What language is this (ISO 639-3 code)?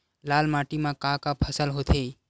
hne